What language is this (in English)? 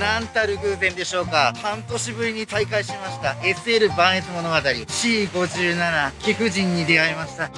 Japanese